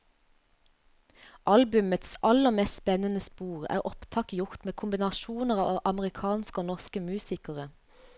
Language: Norwegian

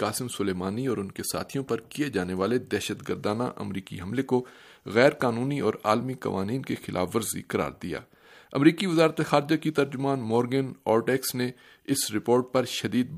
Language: Urdu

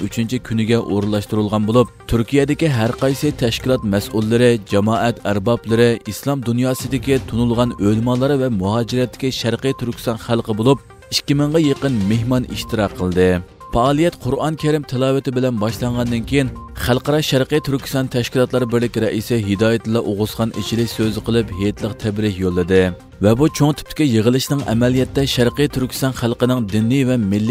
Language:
Turkish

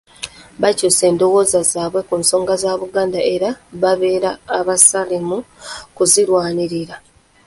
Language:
Ganda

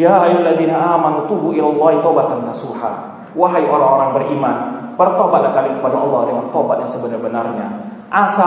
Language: Indonesian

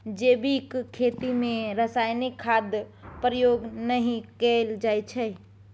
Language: Maithili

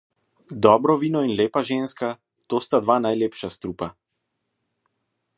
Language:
Slovenian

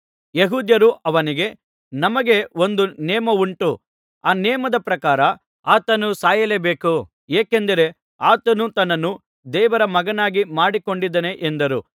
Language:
Kannada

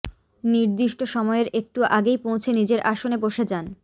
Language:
Bangla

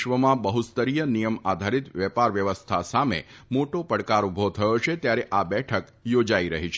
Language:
Gujarati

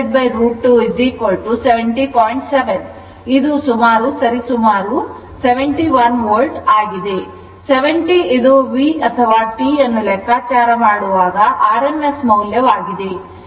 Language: Kannada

